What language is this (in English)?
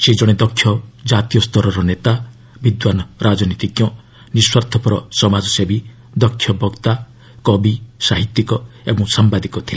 Odia